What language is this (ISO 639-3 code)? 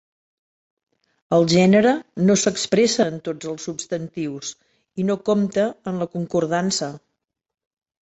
cat